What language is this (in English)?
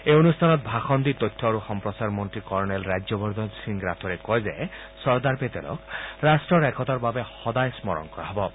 Assamese